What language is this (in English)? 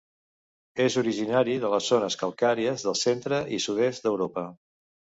Catalan